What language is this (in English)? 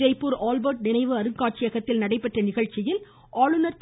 Tamil